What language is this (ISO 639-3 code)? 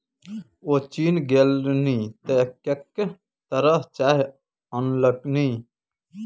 mai